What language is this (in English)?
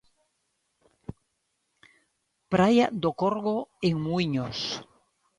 Galician